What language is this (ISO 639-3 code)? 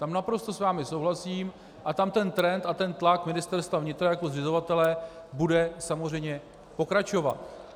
ces